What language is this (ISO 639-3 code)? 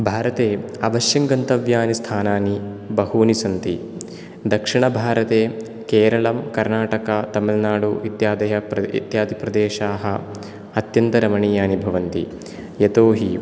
san